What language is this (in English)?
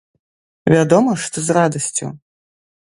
Belarusian